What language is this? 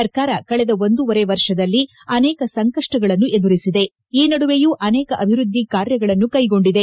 Kannada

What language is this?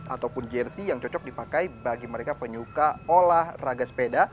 Indonesian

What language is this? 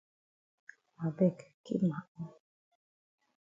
Cameroon Pidgin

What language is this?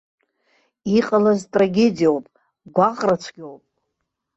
Abkhazian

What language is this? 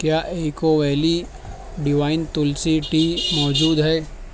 Urdu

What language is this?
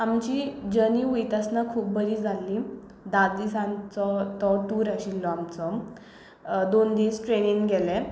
Konkani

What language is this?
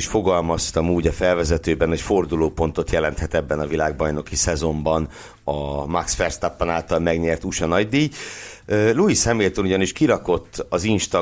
Hungarian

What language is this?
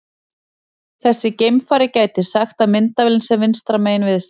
Icelandic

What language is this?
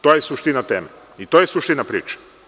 Serbian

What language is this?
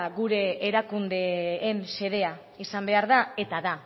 Basque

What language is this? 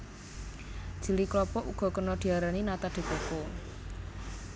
Javanese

